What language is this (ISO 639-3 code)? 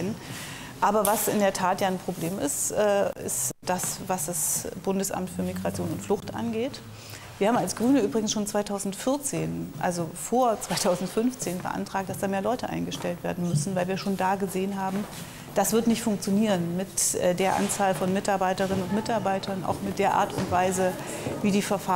deu